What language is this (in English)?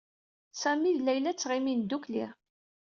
Kabyle